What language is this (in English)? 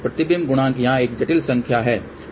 Hindi